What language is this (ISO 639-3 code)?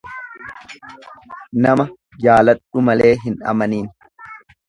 orm